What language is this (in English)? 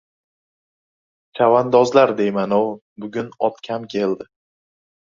Uzbek